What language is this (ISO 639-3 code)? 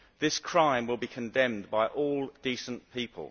eng